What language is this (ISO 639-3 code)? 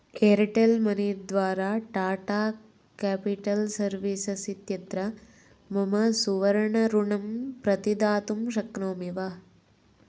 san